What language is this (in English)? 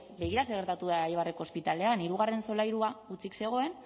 Basque